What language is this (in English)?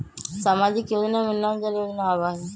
Magahi